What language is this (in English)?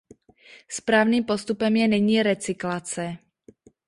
Czech